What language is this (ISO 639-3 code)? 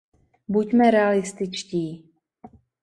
ces